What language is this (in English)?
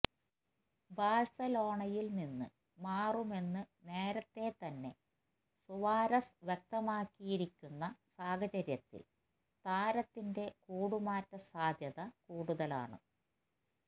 Malayalam